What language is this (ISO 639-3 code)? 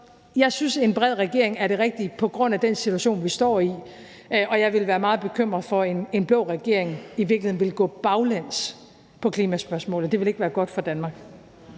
dan